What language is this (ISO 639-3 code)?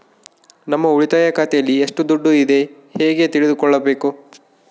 kan